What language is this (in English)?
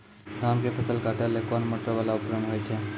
Maithili